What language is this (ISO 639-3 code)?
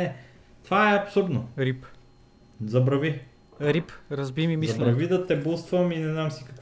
bul